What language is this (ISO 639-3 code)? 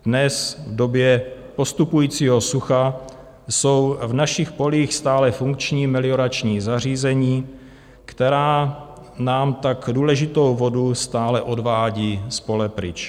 ces